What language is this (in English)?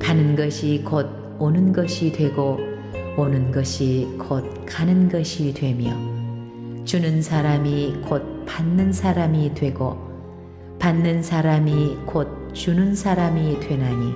Korean